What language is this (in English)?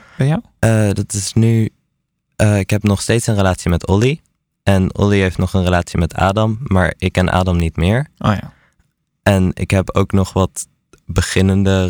Dutch